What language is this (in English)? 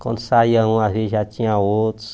Portuguese